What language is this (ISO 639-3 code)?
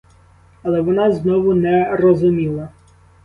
ukr